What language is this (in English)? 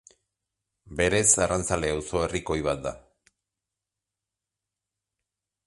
Basque